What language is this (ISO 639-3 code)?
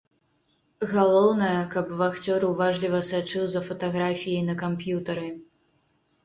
bel